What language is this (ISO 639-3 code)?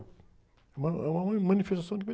por